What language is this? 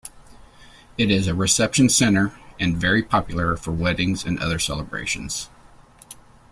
English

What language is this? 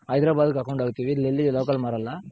Kannada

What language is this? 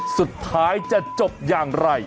Thai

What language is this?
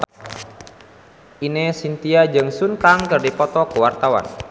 Sundanese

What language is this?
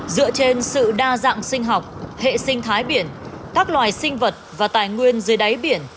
Vietnamese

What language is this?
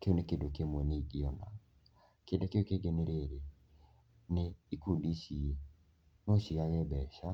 Kikuyu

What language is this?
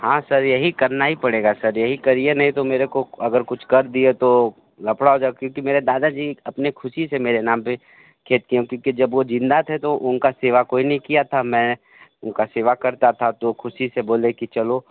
Hindi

